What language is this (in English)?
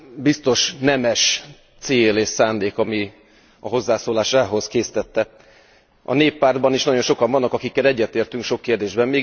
Hungarian